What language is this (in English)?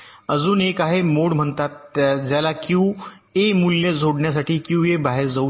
Marathi